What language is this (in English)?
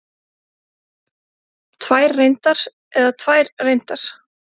Icelandic